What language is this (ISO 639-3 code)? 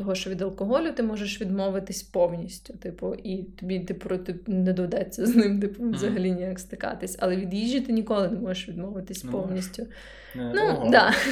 ukr